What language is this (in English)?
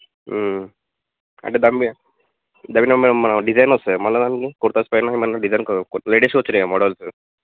Telugu